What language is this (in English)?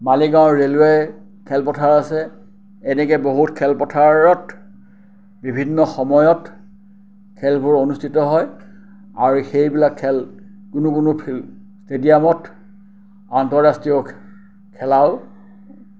Assamese